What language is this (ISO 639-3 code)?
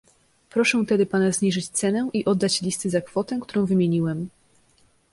pol